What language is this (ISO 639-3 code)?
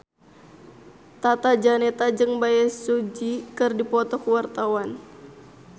sun